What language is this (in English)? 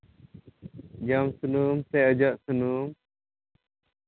Santali